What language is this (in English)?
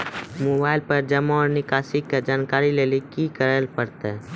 Maithili